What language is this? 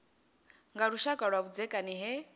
Venda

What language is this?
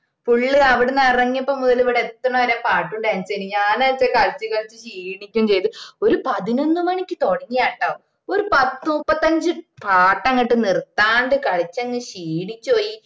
Malayalam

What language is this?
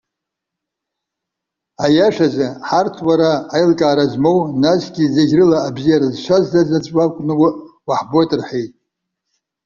Abkhazian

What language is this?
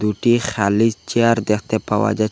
Bangla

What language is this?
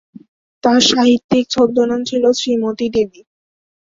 Bangla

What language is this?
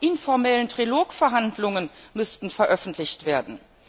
German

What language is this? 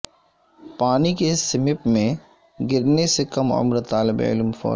Urdu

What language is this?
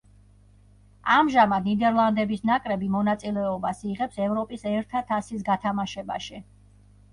Georgian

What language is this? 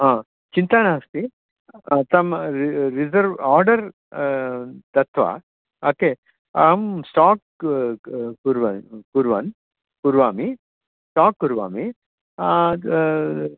Sanskrit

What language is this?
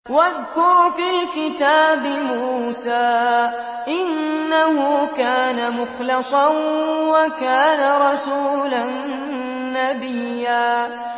Arabic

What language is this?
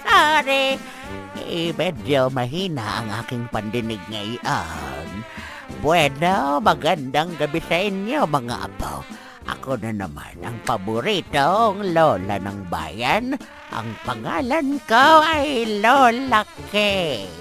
Filipino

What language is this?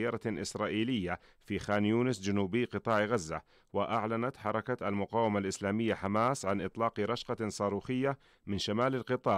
Arabic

